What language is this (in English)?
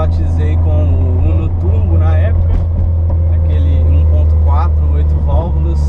Portuguese